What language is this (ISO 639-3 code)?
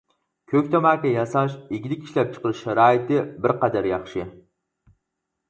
uig